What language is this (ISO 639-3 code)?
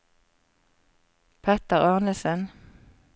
nor